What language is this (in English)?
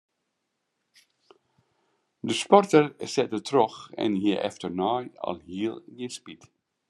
Western Frisian